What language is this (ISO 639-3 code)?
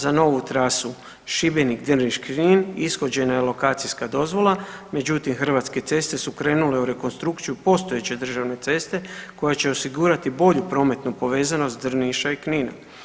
hrv